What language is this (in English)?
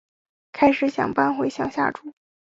Chinese